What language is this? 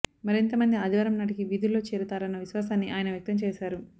Telugu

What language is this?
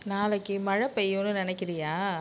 Tamil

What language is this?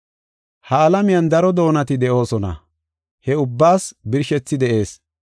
Gofa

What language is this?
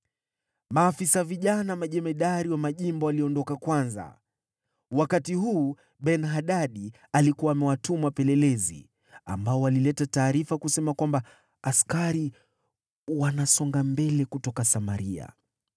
Swahili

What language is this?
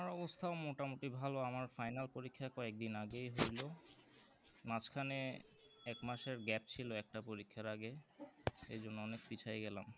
Bangla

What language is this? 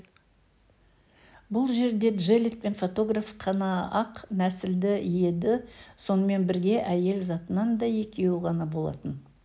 Kazakh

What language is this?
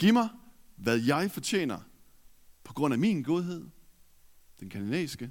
Danish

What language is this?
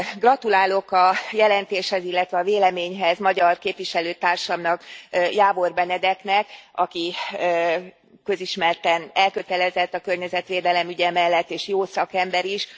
Hungarian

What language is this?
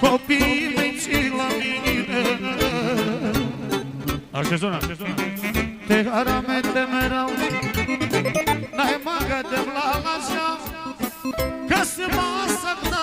Romanian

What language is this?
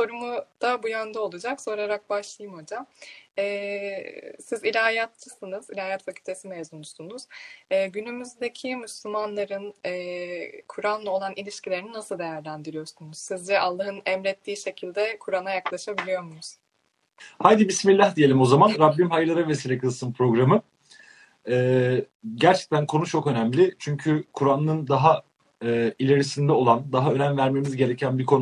Turkish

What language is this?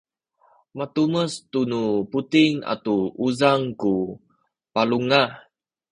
Sakizaya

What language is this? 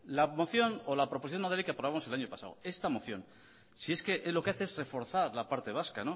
Spanish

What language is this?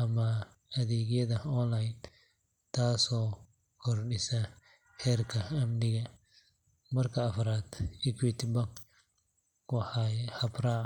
Somali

